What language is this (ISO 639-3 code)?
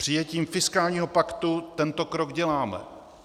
ces